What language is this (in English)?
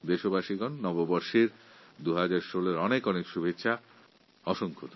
Bangla